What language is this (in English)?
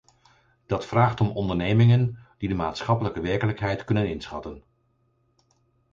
Dutch